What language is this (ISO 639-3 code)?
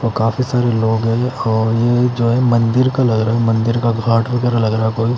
hin